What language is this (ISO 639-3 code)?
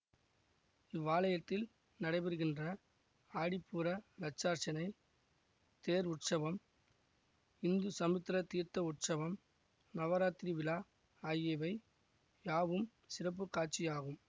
tam